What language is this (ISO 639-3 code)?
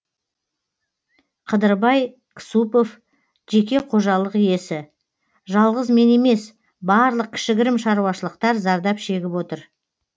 kaz